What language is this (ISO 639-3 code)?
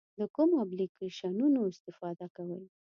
pus